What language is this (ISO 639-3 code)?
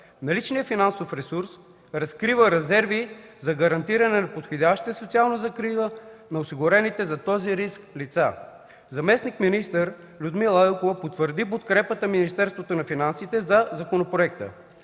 bul